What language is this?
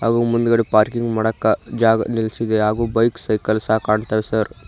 Kannada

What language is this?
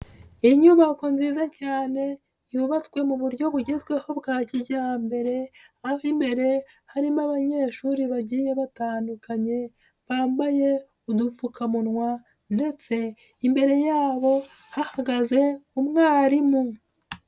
Kinyarwanda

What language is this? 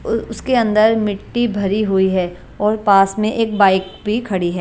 Hindi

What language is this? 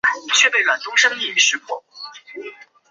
Chinese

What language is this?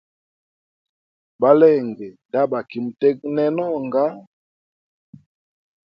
Hemba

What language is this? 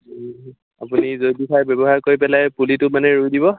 Assamese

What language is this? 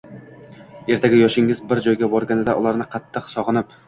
Uzbek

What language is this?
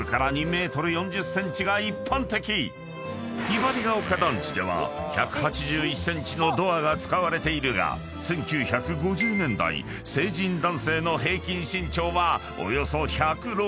Japanese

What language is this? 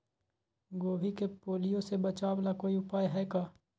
Magahi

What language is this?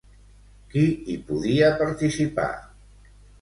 Catalan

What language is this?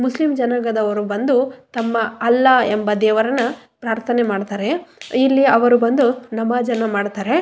Kannada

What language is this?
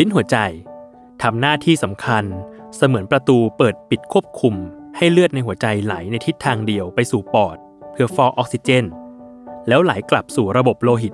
Thai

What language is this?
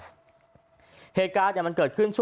Thai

